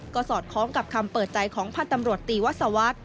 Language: Thai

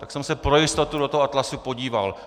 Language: Czech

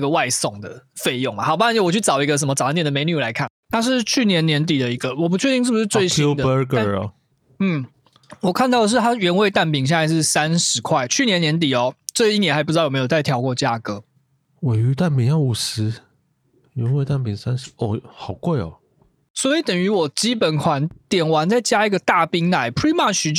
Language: Chinese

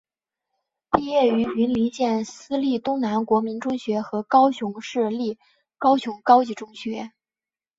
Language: Chinese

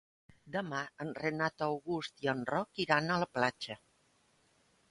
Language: Catalan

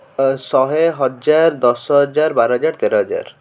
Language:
Odia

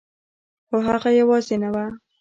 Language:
Pashto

